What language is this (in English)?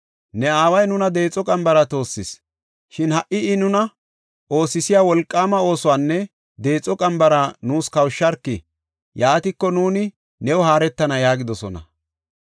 Gofa